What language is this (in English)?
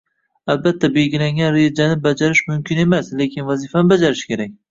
Uzbek